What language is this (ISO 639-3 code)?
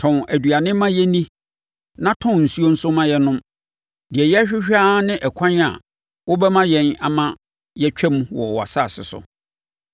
aka